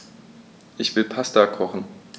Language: German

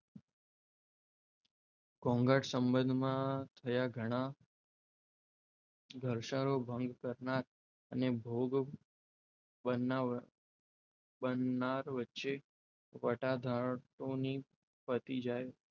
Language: Gujarati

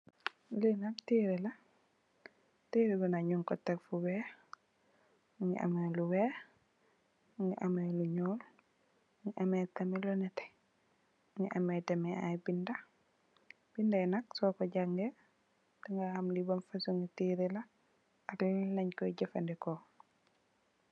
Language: Wolof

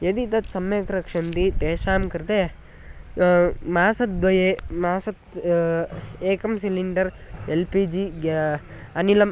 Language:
Sanskrit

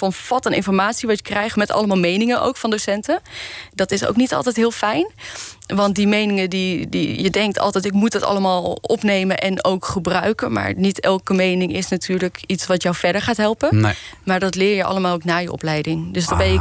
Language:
Dutch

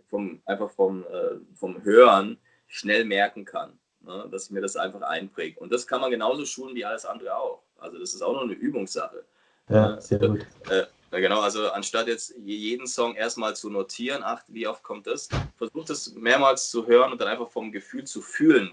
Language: German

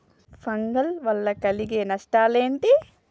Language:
Telugu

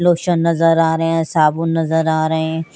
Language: Hindi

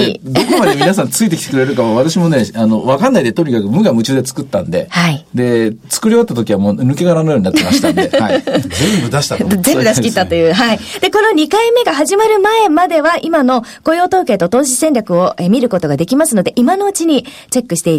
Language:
Japanese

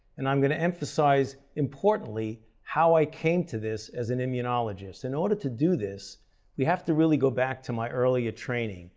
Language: English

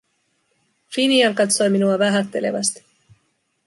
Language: Finnish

